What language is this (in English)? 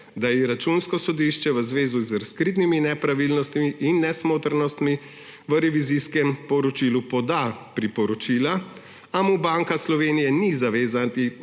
Slovenian